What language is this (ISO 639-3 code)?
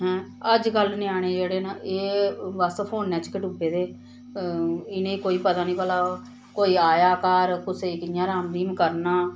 doi